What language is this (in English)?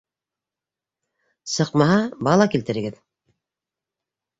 Bashkir